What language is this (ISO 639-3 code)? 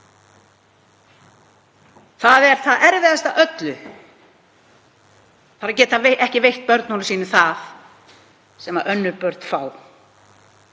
isl